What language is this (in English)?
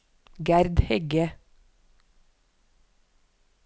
Norwegian